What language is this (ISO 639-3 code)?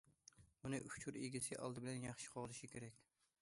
uig